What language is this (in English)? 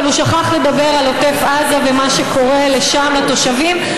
Hebrew